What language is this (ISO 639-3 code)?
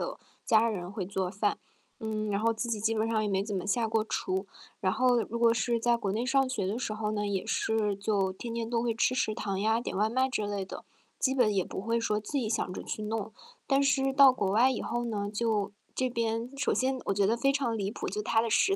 zho